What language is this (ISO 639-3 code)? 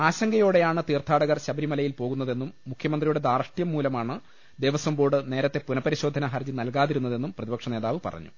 mal